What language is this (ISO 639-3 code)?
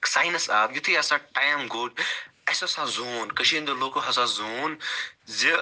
kas